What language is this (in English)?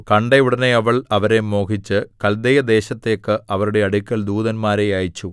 Malayalam